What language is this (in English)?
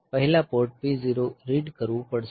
Gujarati